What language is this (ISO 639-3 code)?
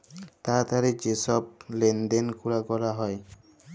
ben